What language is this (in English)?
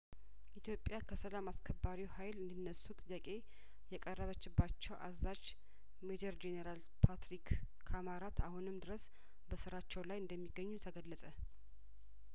Amharic